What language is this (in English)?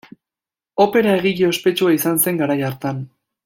Basque